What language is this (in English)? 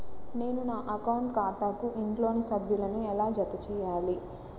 Telugu